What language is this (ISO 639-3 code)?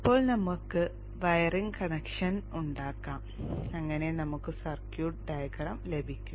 mal